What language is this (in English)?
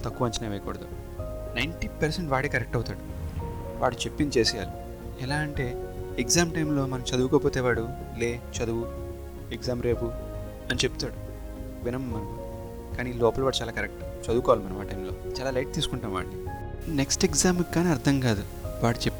Telugu